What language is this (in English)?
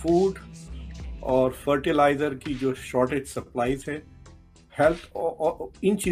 Hindi